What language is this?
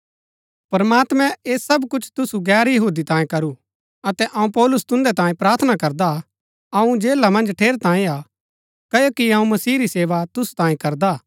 Gaddi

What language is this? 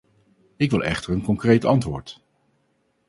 Dutch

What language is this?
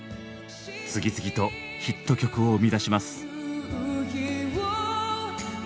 Japanese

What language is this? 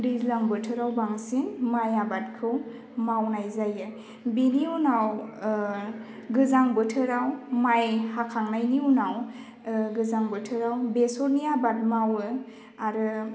Bodo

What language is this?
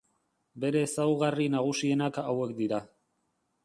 Basque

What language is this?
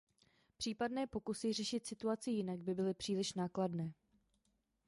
Czech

